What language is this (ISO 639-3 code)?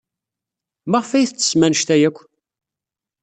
kab